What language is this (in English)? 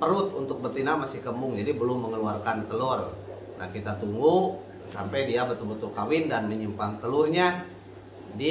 Indonesian